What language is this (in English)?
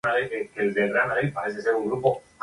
Spanish